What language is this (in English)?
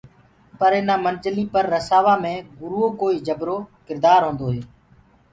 Gurgula